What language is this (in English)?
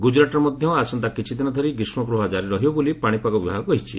Odia